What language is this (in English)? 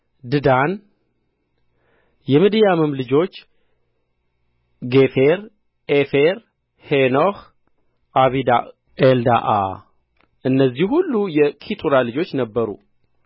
Amharic